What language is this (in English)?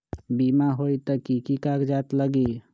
Magahi